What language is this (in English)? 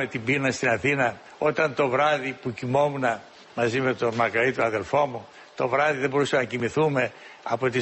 Greek